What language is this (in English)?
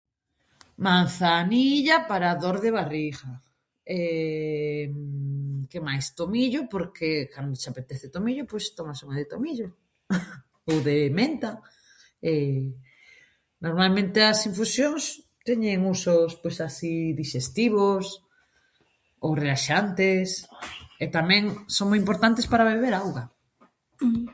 Galician